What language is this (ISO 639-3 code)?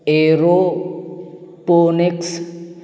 urd